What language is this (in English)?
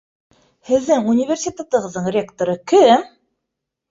Bashkir